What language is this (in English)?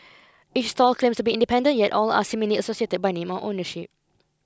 English